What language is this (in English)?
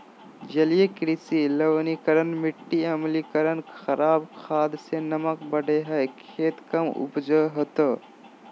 Magahi